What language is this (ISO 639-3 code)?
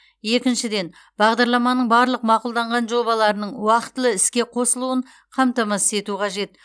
kaz